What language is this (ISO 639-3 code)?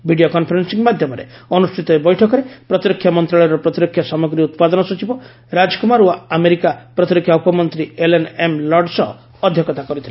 ori